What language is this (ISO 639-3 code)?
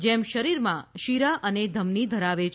guj